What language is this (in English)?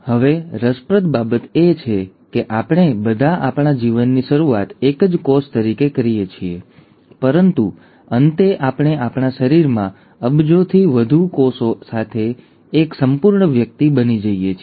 Gujarati